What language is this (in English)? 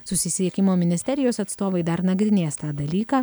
Lithuanian